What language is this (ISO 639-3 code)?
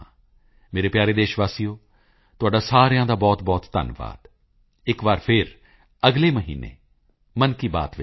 pan